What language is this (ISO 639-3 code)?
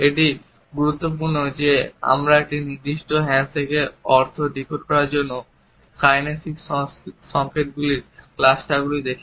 ben